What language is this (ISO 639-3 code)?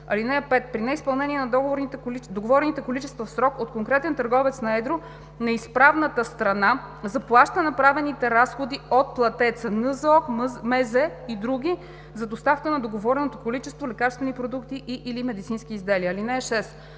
bul